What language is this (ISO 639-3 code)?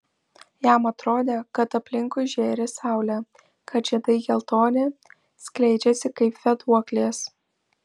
lit